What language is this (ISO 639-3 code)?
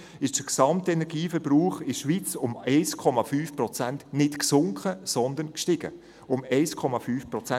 gsw